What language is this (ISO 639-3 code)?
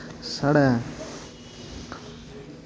doi